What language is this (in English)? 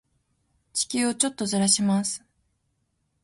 Japanese